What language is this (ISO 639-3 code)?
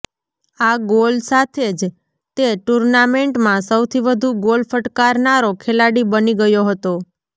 guj